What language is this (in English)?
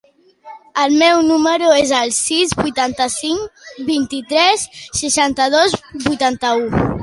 Catalan